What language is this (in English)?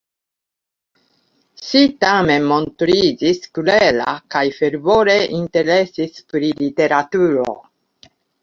Esperanto